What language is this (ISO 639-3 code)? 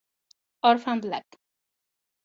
spa